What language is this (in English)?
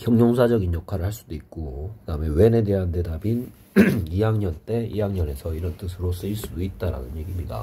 Korean